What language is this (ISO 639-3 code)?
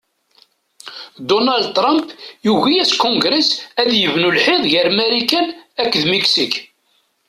kab